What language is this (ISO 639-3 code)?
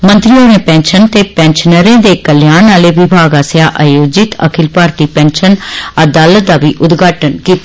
doi